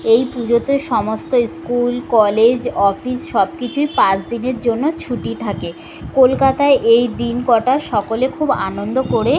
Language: Bangla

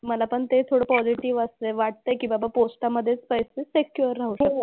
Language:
Marathi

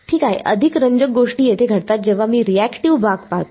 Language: Marathi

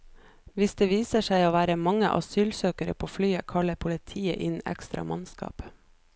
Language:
Norwegian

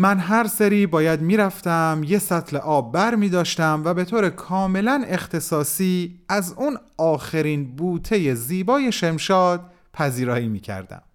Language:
Persian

